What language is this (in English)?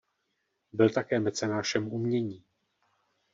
Czech